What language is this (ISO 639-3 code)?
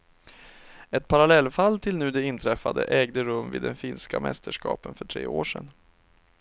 swe